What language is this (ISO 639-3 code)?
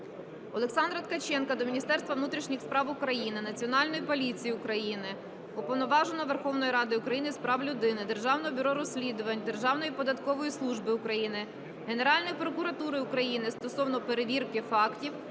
ukr